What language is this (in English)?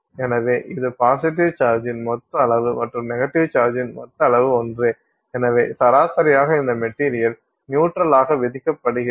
Tamil